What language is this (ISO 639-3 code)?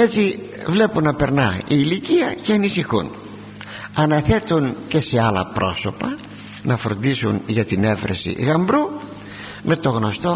ell